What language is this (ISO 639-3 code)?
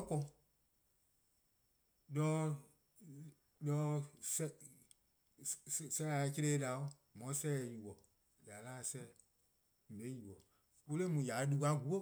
kqo